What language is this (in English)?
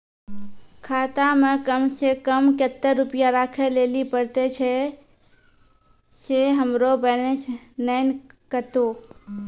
Maithili